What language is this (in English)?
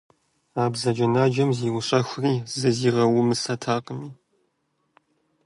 Kabardian